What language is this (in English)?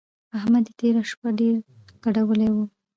Pashto